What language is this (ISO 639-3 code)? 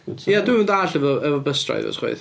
cym